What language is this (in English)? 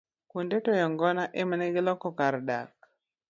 Luo (Kenya and Tanzania)